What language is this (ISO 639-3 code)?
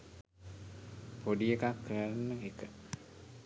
sin